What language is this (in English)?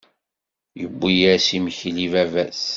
Kabyle